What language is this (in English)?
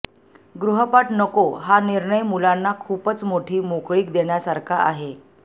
Marathi